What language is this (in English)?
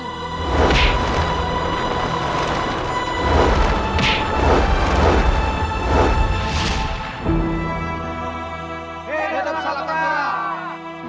Indonesian